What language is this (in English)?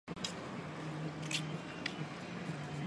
Chinese